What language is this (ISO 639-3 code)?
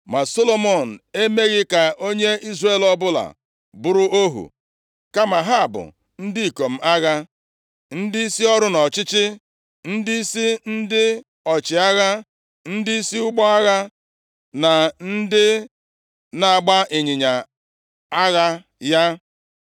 ibo